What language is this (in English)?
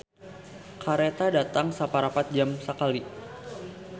Sundanese